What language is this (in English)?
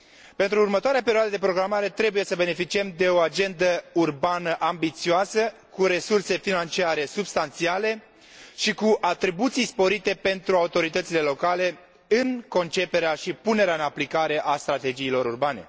Romanian